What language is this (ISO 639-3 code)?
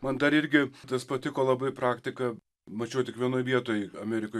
lit